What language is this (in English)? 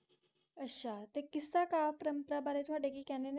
Punjabi